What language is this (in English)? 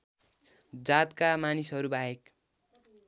Nepali